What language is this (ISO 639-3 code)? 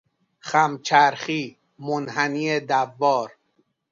fas